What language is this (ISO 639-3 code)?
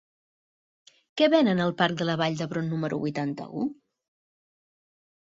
cat